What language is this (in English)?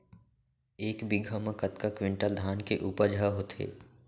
Chhattisgarhi